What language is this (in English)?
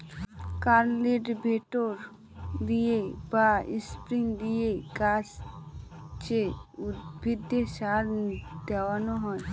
Bangla